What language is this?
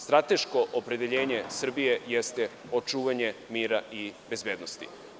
Serbian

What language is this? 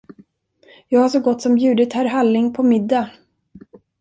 Swedish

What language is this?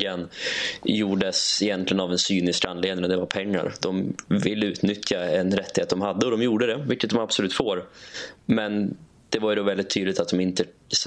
Swedish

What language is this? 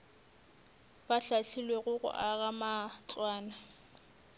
Northern Sotho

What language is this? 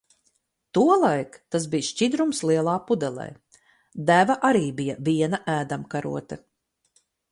Latvian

